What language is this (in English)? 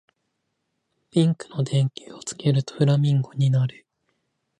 Japanese